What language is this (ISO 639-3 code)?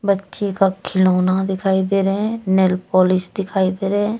hin